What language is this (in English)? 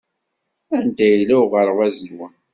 Kabyle